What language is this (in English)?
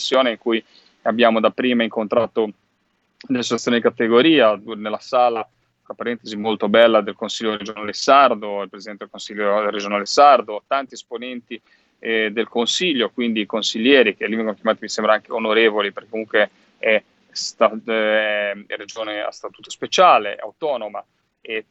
Italian